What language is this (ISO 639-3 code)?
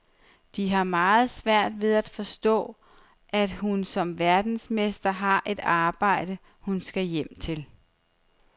dan